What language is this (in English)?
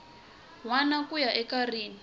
Tsonga